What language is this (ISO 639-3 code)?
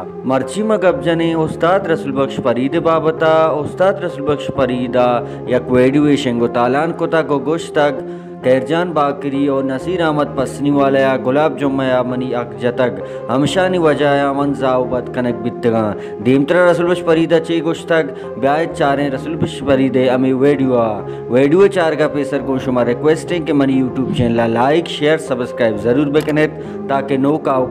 hin